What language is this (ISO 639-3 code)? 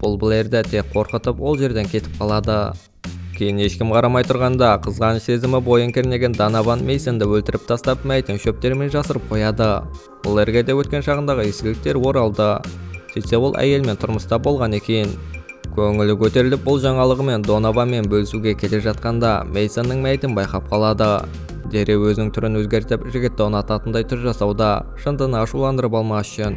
rus